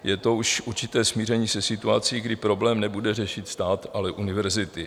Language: Czech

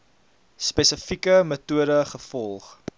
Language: Afrikaans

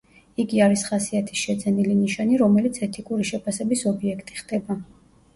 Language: Georgian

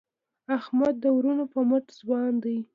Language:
Pashto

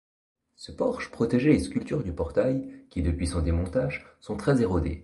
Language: French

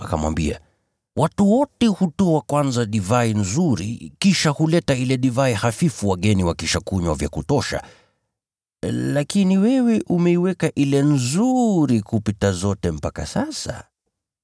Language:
Swahili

